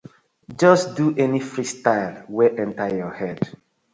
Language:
Nigerian Pidgin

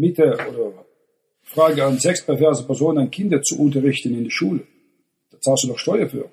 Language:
German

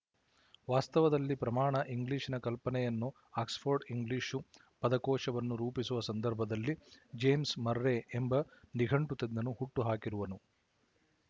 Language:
Kannada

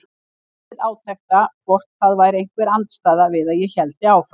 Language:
Icelandic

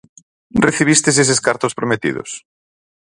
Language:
Galician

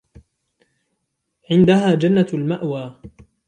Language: Arabic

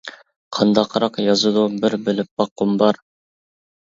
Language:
Uyghur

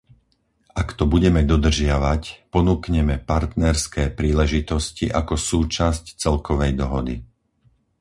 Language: Slovak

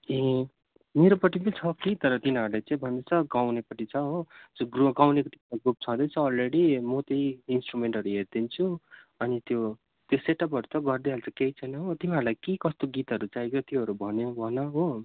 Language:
Nepali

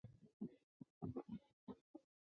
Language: Chinese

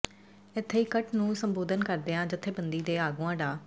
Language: Punjabi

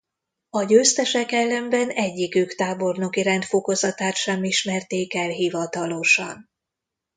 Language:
Hungarian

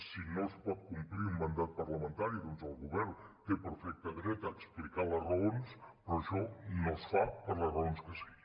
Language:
Catalan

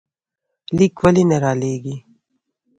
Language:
Pashto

